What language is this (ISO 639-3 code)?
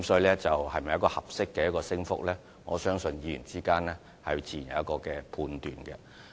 yue